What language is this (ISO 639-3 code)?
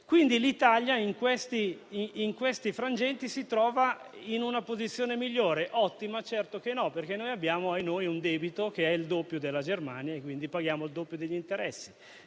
ita